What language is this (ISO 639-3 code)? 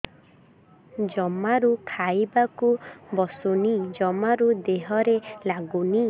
ori